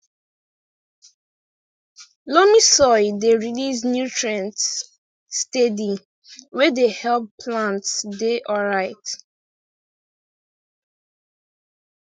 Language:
Nigerian Pidgin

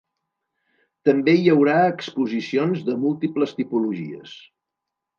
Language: Catalan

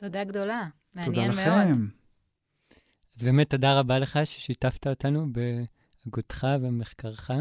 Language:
Hebrew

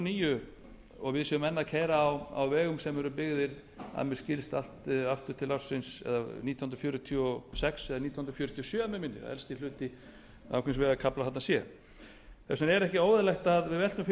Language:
Icelandic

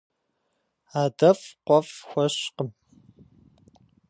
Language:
Kabardian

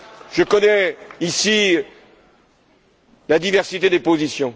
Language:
French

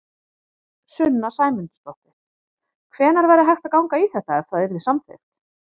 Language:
Icelandic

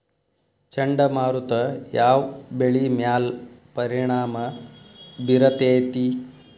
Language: Kannada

